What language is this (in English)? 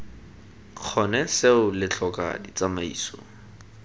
Tswana